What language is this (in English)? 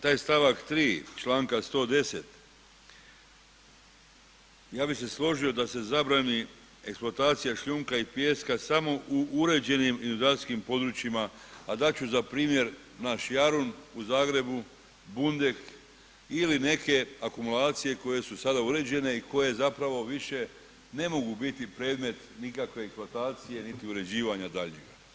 Croatian